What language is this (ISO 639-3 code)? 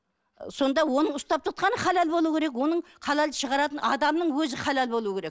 kaz